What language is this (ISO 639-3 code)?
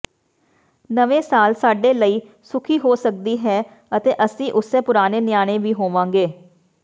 pan